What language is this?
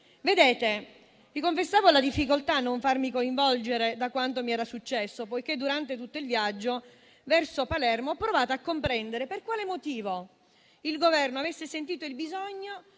Italian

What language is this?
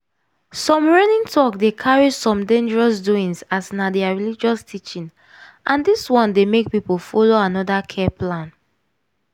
Nigerian Pidgin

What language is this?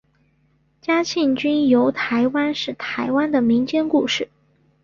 Chinese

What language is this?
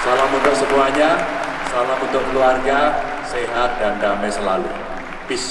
Indonesian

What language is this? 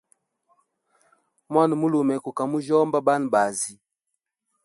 Hemba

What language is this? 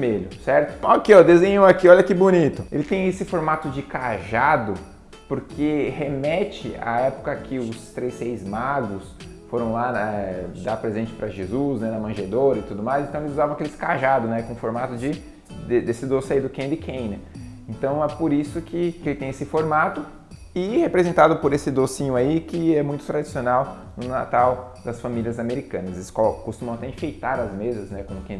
Portuguese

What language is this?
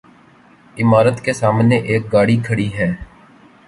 Urdu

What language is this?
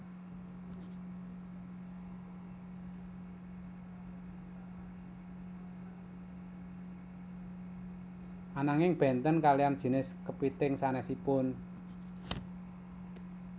Javanese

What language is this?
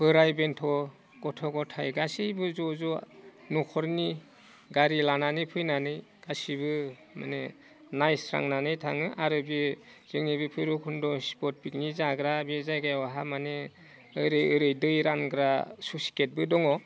Bodo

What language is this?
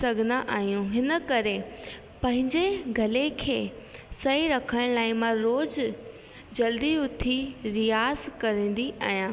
Sindhi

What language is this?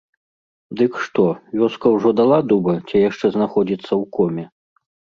Belarusian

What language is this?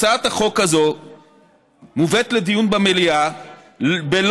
Hebrew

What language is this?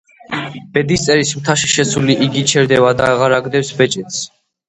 Georgian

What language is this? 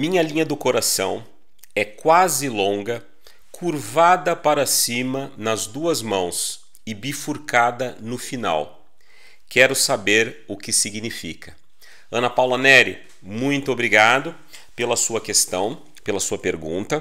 Portuguese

